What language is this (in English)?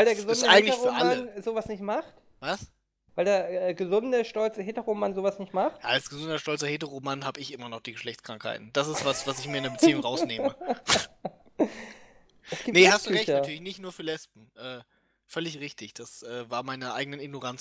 German